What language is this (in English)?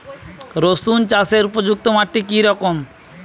Bangla